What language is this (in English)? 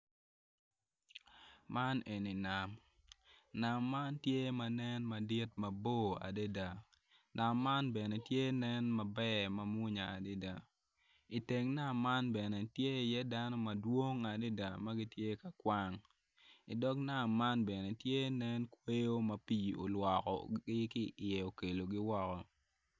Acoli